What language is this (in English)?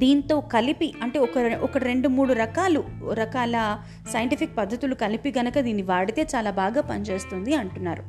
Telugu